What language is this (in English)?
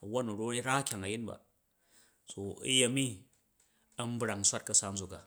Jju